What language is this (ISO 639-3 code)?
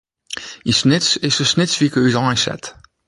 fry